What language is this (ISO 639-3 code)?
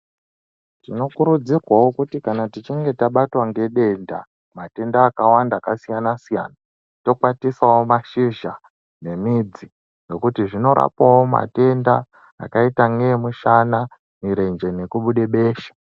ndc